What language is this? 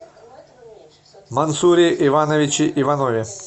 Russian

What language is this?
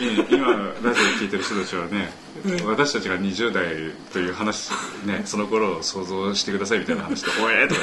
Japanese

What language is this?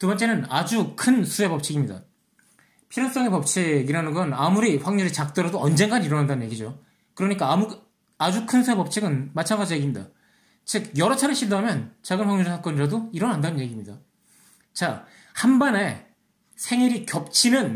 Korean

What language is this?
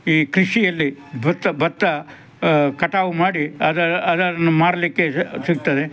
Kannada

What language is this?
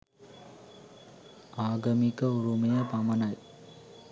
Sinhala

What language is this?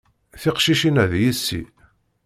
Kabyle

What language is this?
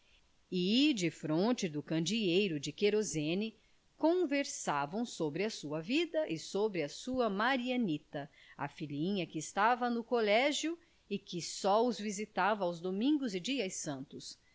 Portuguese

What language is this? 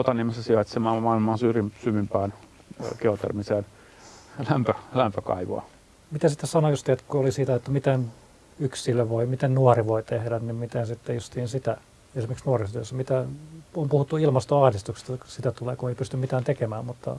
Finnish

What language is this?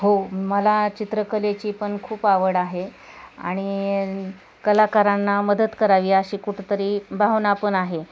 Marathi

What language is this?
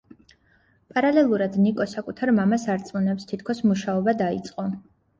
Georgian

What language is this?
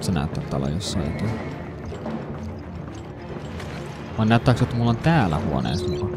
Finnish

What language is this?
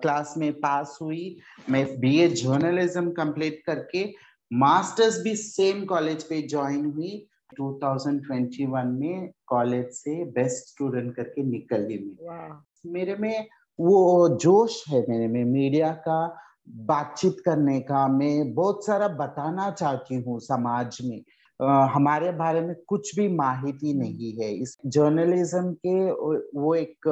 Hindi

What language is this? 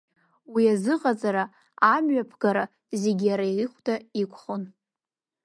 Abkhazian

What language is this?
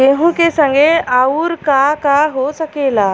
Bhojpuri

